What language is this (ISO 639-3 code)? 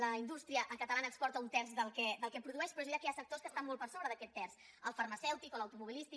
cat